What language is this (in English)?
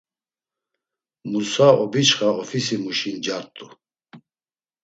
Laz